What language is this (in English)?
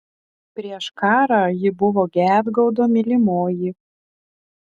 Lithuanian